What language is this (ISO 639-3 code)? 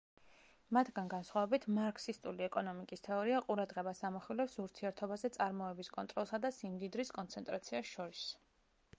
kat